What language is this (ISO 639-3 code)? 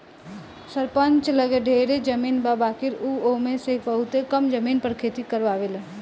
bho